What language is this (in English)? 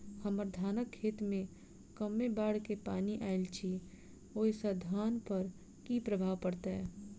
Maithili